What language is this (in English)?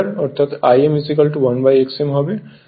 Bangla